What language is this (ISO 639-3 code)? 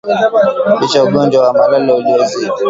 swa